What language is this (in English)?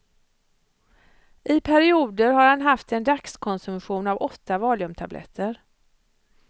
Swedish